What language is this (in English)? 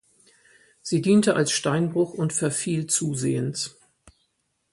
German